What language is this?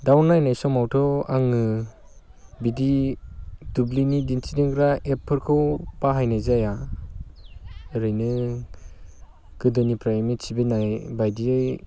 Bodo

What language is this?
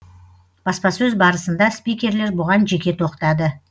Kazakh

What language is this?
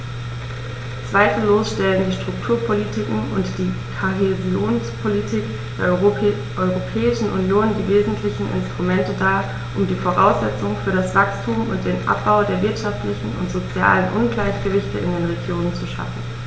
German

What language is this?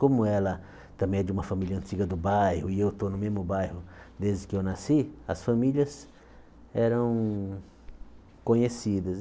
Portuguese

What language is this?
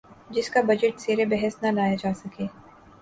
Urdu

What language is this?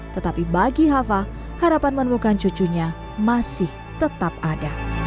Indonesian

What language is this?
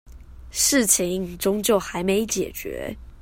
Chinese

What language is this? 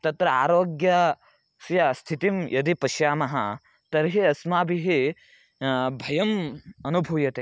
Sanskrit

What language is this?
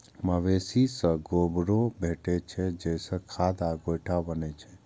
Maithili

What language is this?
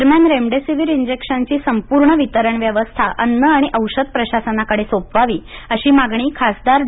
Marathi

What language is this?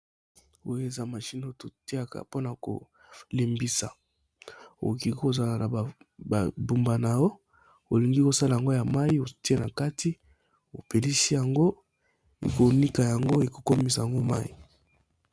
Lingala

